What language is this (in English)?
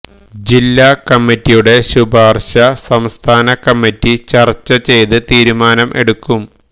Malayalam